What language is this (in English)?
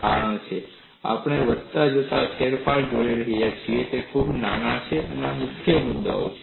Gujarati